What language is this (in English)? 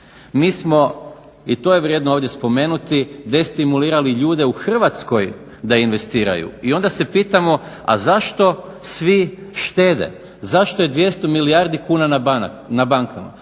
Croatian